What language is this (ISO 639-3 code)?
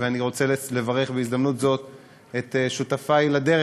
heb